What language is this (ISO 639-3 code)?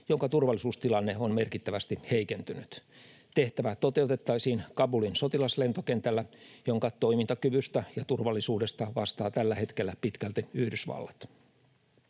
fin